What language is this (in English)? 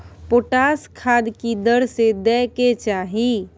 Maithili